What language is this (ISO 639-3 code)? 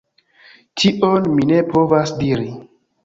epo